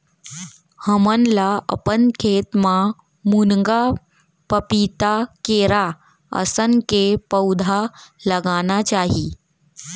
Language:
Chhattisgarhi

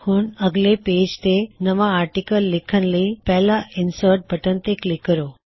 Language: Punjabi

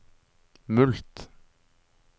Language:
Norwegian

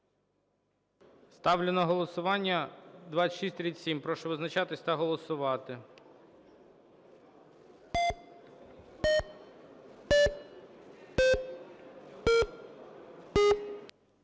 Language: Ukrainian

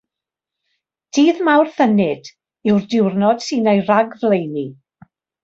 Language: Welsh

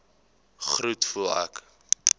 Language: Afrikaans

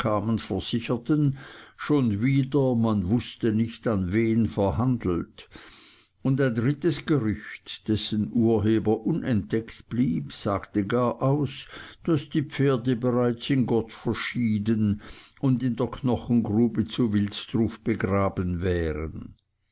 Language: German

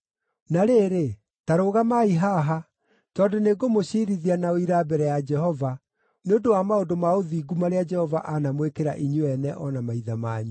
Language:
Kikuyu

